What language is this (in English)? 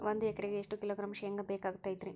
Kannada